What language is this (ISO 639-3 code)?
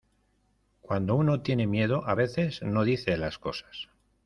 spa